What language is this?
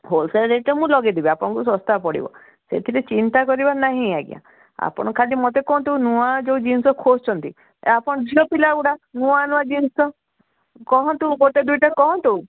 Odia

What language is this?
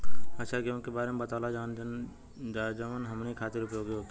Bhojpuri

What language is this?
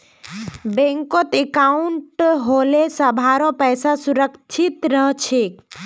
Magahi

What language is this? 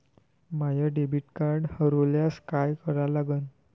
Marathi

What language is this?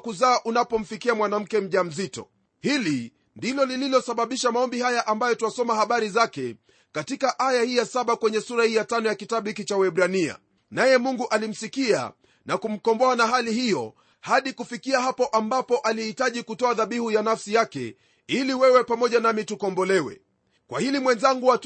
Swahili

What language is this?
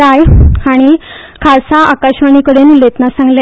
Konkani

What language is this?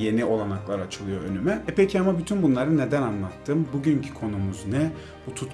Turkish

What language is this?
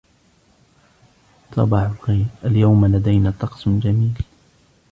Arabic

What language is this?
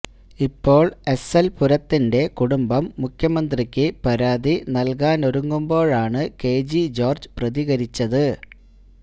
Malayalam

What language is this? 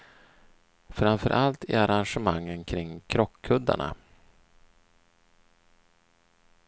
Swedish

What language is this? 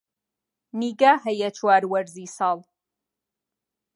Central Kurdish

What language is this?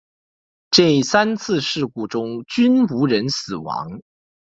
Chinese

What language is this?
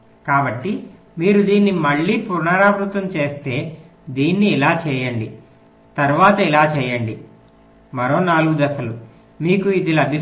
Telugu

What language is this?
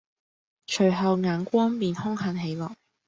Cantonese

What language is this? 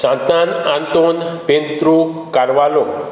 Konkani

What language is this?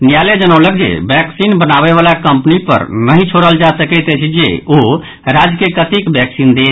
Maithili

